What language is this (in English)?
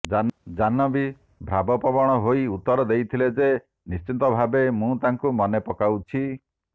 Odia